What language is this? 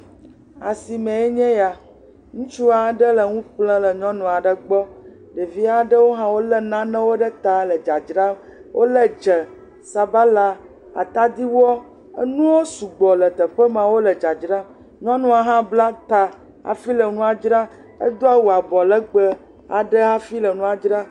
Ewe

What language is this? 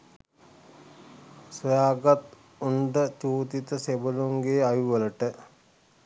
Sinhala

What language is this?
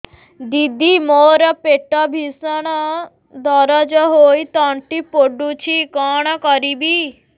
Odia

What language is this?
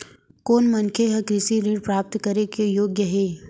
Chhattisgarhi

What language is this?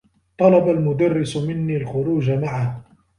Arabic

